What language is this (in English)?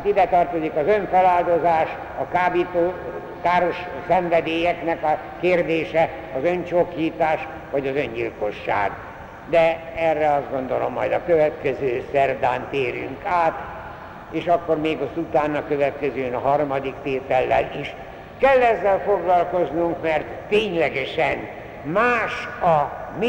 Hungarian